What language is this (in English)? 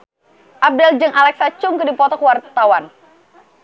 Sundanese